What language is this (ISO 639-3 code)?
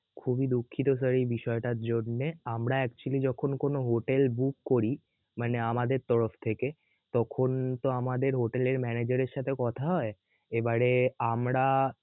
ben